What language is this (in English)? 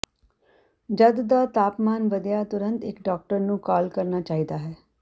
Punjabi